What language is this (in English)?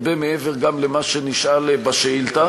Hebrew